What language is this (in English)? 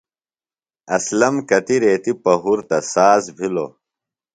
Phalura